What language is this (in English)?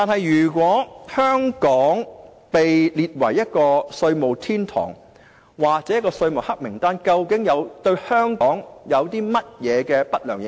Cantonese